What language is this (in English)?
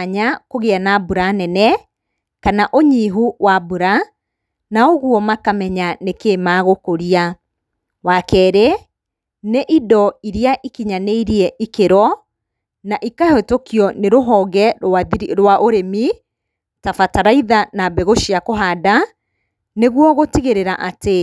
Kikuyu